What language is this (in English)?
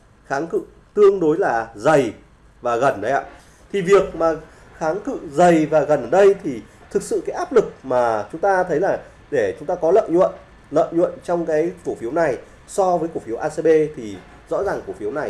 Vietnamese